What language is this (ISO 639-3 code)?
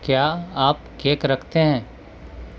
urd